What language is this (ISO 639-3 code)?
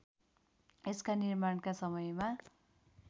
nep